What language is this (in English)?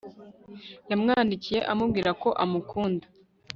Kinyarwanda